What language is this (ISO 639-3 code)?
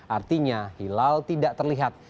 ind